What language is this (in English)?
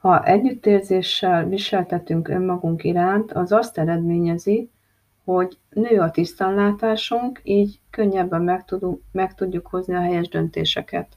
Hungarian